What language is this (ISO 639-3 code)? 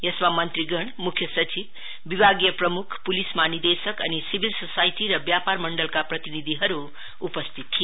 nep